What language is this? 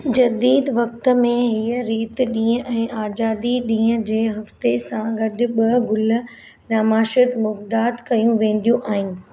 Sindhi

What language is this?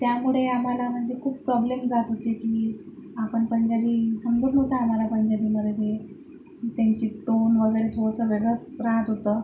Marathi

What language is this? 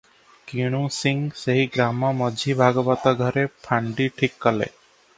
Odia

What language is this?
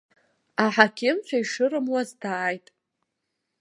Abkhazian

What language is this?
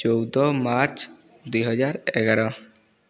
Odia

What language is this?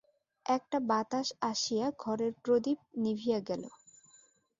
Bangla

